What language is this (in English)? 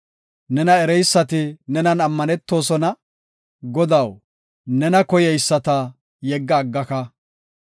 Gofa